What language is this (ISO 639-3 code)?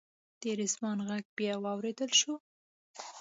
pus